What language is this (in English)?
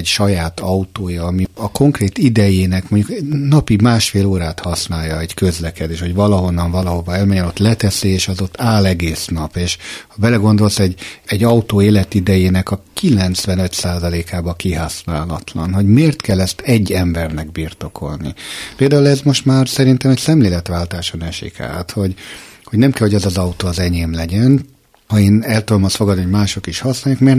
Hungarian